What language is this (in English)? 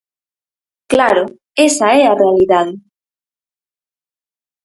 Galician